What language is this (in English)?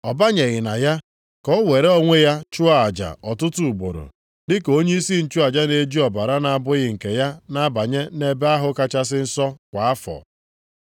Igbo